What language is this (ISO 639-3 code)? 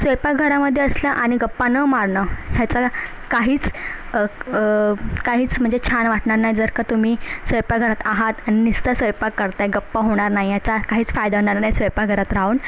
mar